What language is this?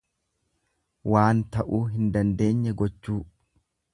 Oromo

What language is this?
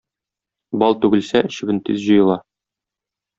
Tatar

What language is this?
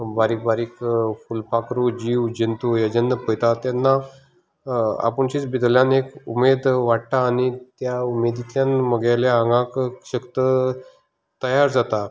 Konkani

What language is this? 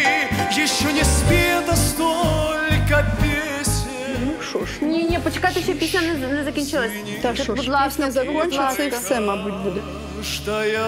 Russian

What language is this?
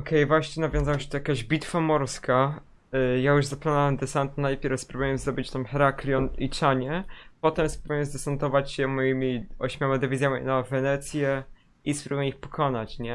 Polish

